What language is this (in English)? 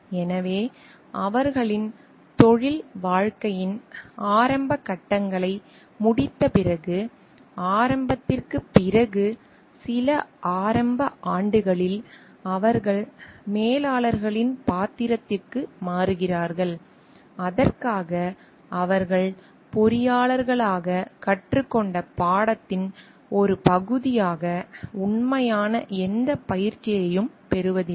Tamil